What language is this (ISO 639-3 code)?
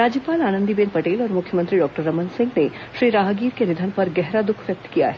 hin